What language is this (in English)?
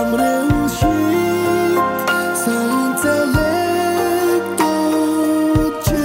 Romanian